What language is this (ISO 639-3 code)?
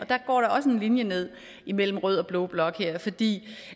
dan